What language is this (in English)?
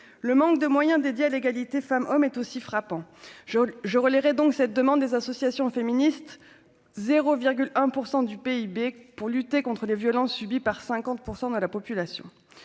French